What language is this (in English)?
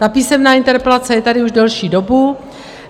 Czech